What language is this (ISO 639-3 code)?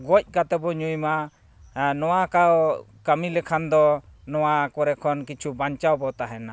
sat